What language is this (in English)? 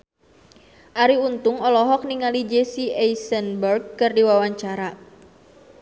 Sundanese